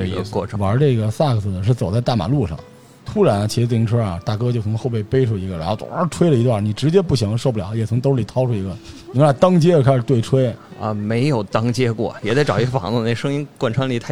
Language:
Chinese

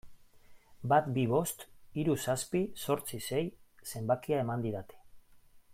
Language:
Basque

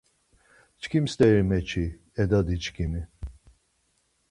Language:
Laz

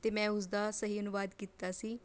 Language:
Punjabi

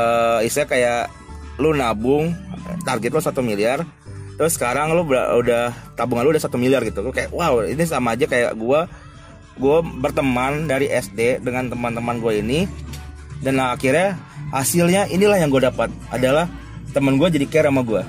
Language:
Indonesian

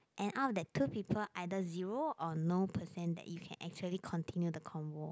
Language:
English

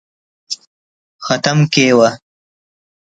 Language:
Brahui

